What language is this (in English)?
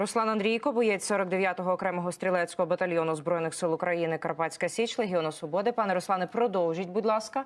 Ukrainian